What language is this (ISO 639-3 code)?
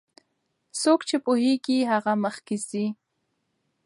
pus